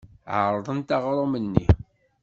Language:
Kabyle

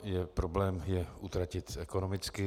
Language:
Czech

